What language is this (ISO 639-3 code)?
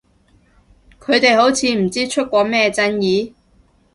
yue